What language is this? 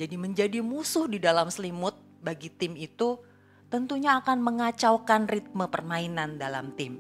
Indonesian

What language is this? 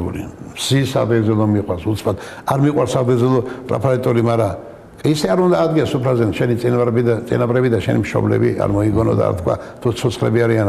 Arabic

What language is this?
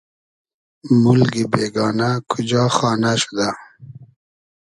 Hazaragi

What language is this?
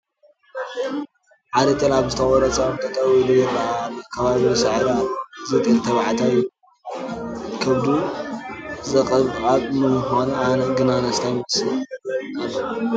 Tigrinya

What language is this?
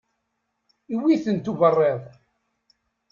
Kabyle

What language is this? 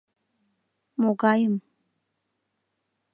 Mari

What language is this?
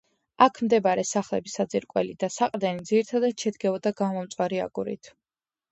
Georgian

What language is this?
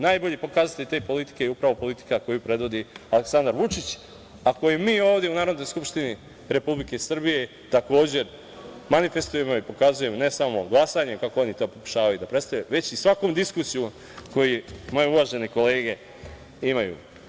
Serbian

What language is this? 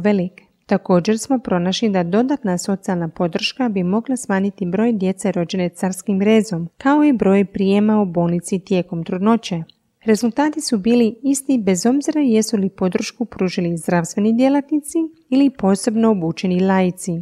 Croatian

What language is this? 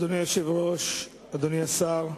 Hebrew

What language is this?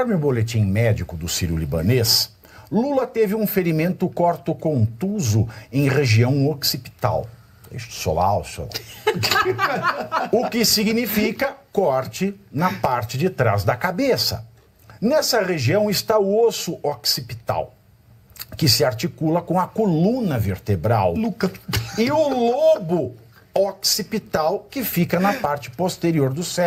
Portuguese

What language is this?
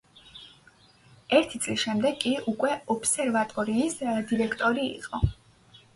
Georgian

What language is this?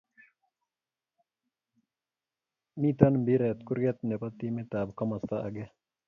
Kalenjin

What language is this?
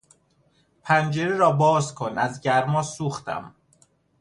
Persian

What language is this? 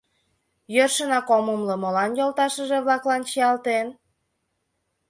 Mari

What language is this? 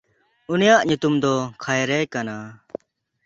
Santali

